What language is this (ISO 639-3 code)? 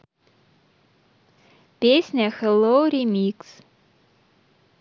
rus